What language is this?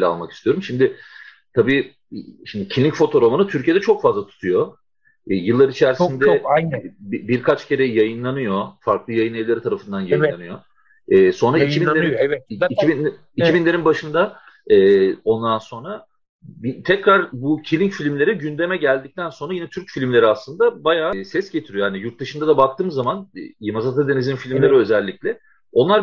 Turkish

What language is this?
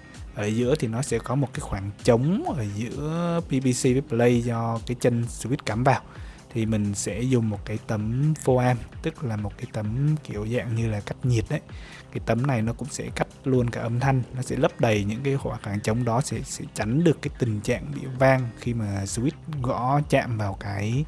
Vietnamese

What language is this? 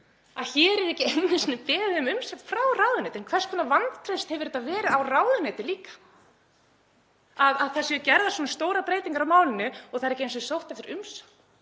Icelandic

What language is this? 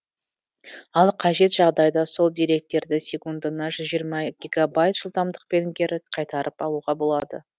Kazakh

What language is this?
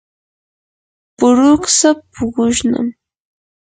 Yanahuanca Pasco Quechua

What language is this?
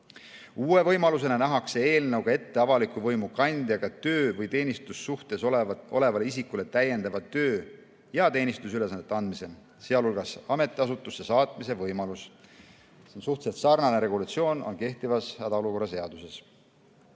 Estonian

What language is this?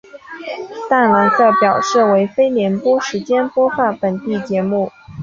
Chinese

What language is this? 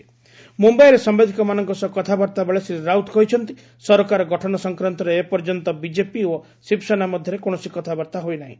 Odia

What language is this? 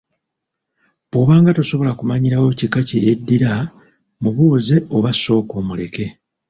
Ganda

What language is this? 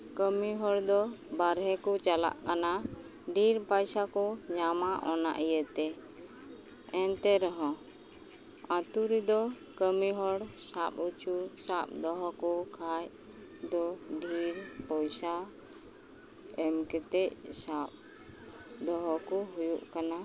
Santali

